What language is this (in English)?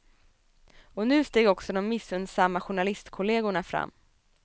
Swedish